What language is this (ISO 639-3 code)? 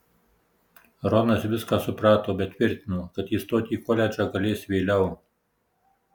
lit